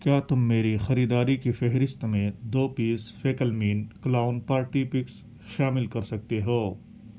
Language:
Urdu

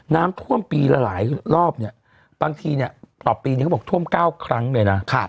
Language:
Thai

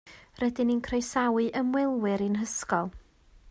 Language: Welsh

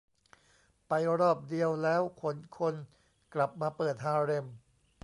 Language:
Thai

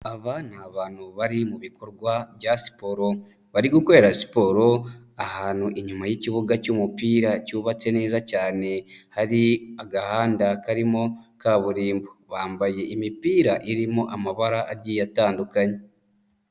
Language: Kinyarwanda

